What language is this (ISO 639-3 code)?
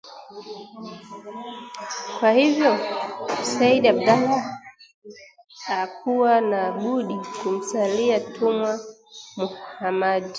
swa